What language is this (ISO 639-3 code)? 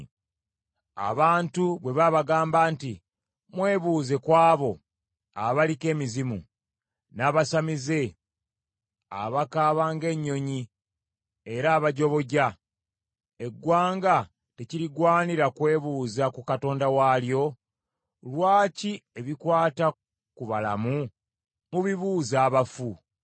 lug